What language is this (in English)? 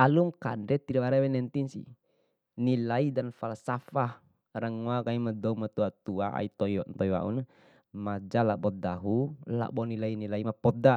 Bima